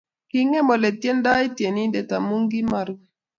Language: Kalenjin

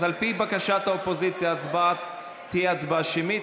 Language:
Hebrew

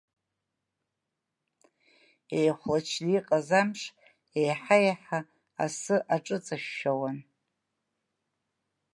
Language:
Abkhazian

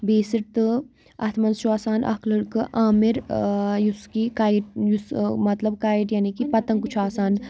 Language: Kashmiri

